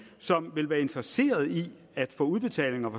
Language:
Danish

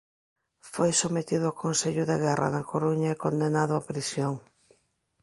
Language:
Galician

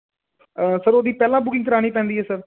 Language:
Punjabi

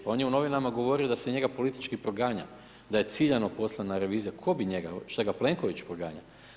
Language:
Croatian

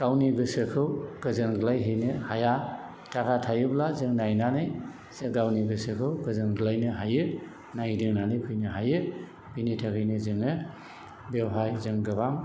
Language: Bodo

